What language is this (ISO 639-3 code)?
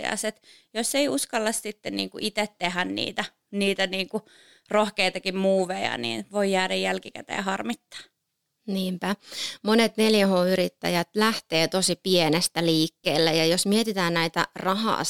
fin